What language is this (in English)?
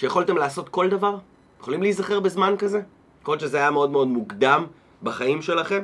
Hebrew